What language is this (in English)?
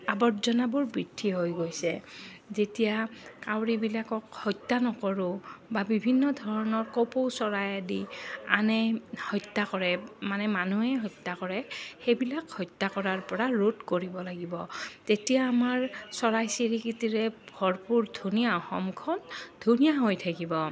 Assamese